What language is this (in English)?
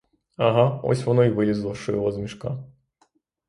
Ukrainian